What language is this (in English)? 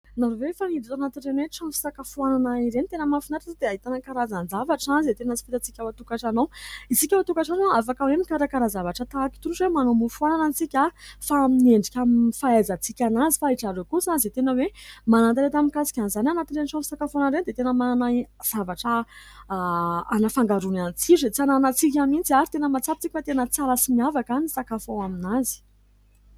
Malagasy